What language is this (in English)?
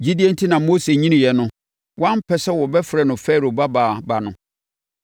Akan